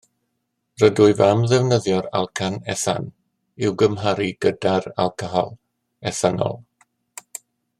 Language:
Welsh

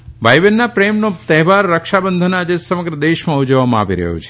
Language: Gujarati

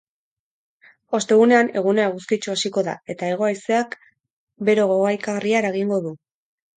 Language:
Basque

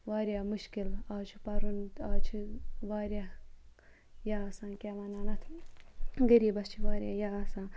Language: Kashmiri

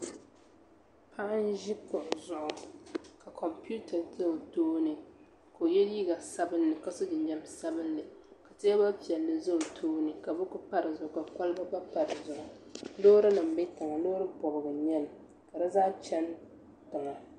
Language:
Dagbani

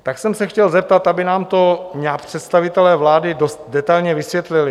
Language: Czech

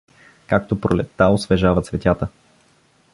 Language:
Bulgarian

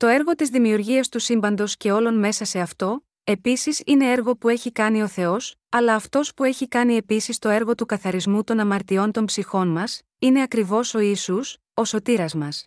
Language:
Greek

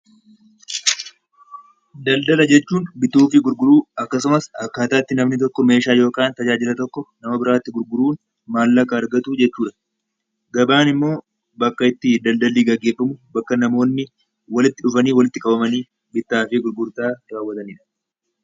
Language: Oromo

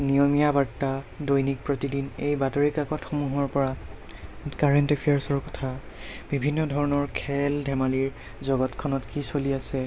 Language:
Assamese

